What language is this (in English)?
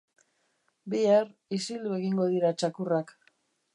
Basque